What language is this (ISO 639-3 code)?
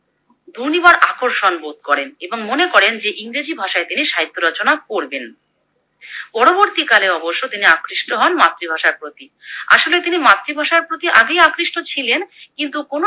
ben